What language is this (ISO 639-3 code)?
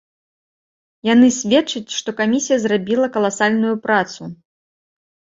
bel